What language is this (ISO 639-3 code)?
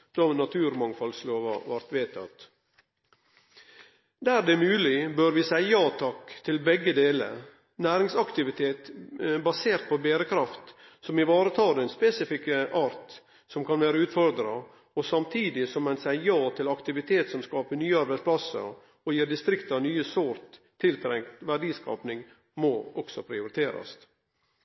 nno